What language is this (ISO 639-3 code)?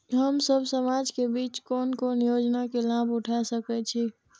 mai